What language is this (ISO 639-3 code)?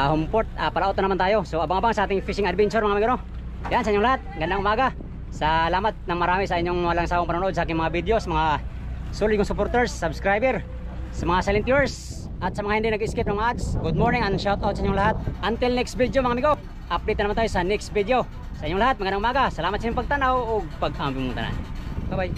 fil